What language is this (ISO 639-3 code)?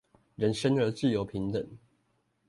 zho